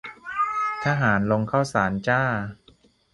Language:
Thai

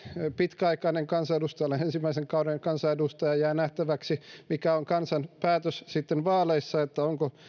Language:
Finnish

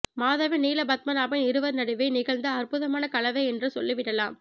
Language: Tamil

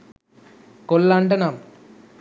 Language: Sinhala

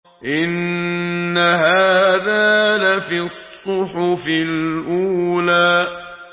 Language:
Arabic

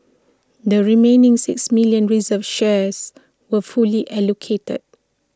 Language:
English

